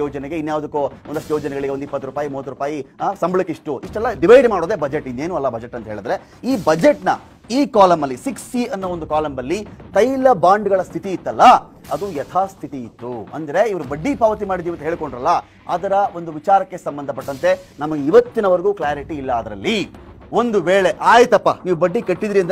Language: Turkish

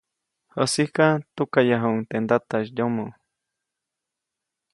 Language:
Copainalá Zoque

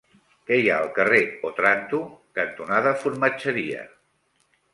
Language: Catalan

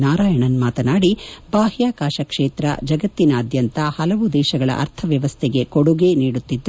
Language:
Kannada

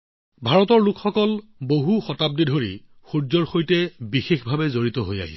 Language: Assamese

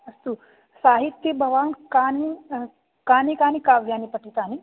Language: Sanskrit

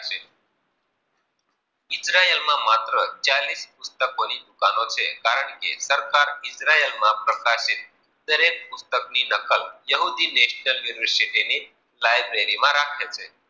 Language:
Gujarati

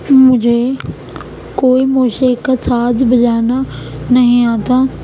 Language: Urdu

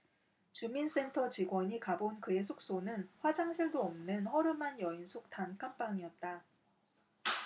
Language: Korean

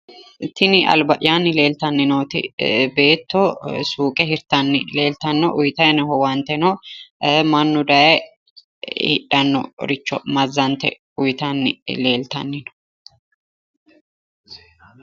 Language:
Sidamo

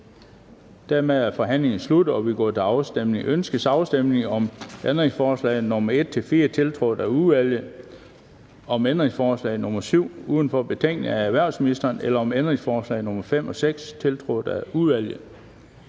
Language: Danish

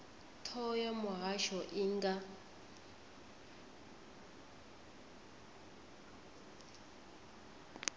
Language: Venda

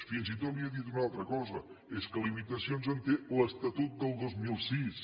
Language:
Catalan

